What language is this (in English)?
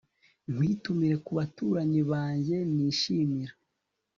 Kinyarwanda